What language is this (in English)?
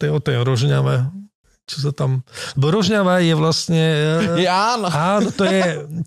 Slovak